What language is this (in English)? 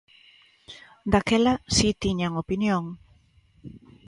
Galician